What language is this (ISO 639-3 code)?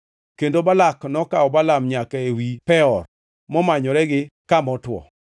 luo